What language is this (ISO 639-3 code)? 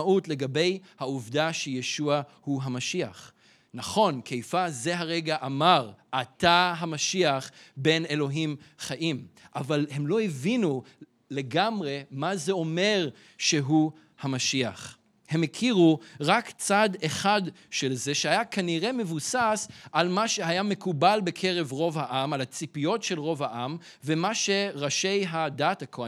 heb